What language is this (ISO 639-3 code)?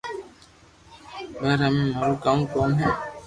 lrk